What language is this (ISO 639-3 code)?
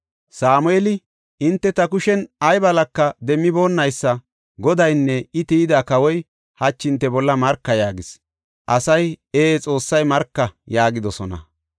gof